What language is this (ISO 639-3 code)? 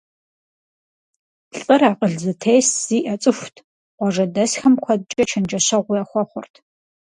kbd